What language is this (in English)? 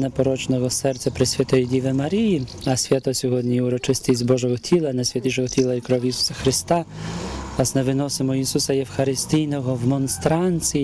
Ukrainian